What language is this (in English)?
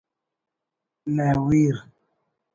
Brahui